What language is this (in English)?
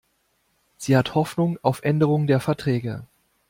German